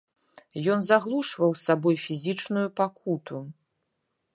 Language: Belarusian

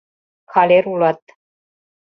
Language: Mari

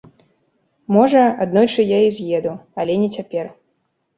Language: Belarusian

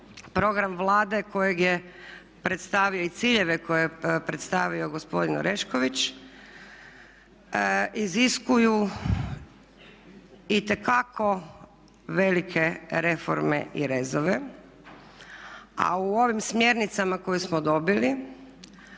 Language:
Croatian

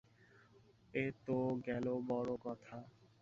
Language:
Bangla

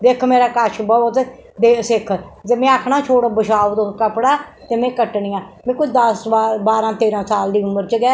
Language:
Dogri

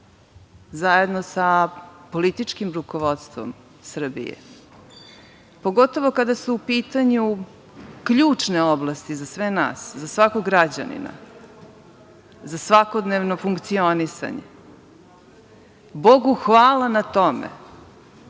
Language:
Serbian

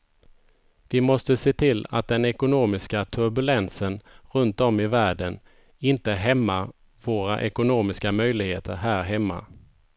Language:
Swedish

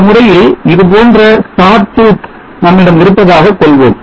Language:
Tamil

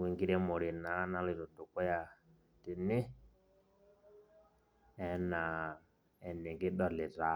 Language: Masai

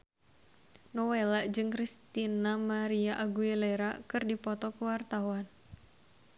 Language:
Sundanese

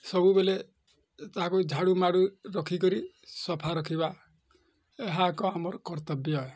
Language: Odia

